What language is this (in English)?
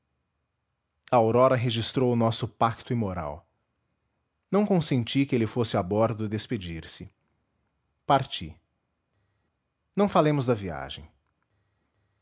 Portuguese